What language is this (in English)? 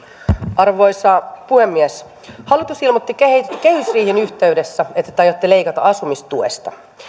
Finnish